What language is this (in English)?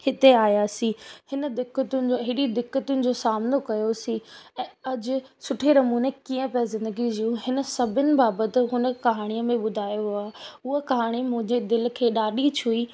Sindhi